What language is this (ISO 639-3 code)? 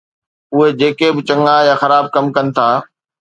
snd